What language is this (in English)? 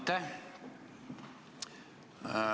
Estonian